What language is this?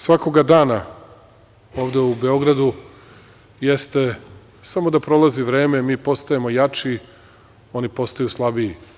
Serbian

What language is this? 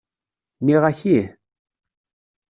Kabyle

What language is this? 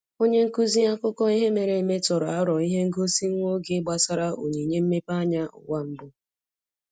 Igbo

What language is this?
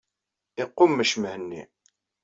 Kabyle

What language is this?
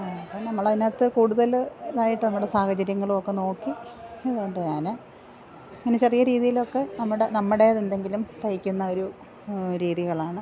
Malayalam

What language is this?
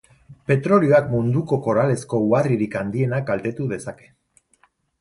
Basque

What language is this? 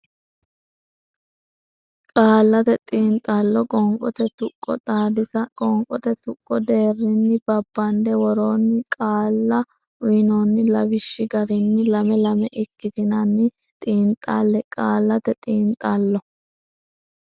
Sidamo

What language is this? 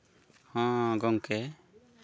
Santali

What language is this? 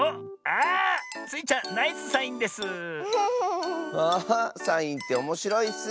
Japanese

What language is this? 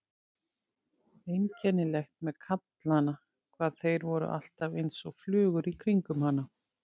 Icelandic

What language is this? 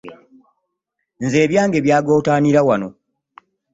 Ganda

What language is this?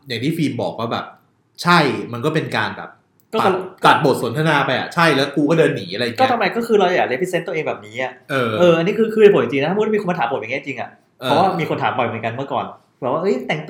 Thai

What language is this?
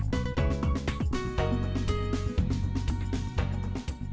Vietnamese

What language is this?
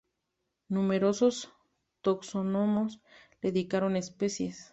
Spanish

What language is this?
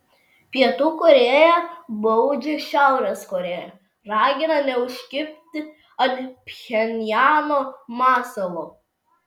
Lithuanian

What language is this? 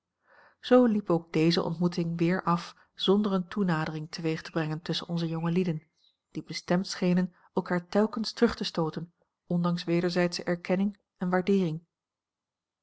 Dutch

